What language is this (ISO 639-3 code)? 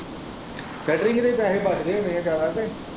pan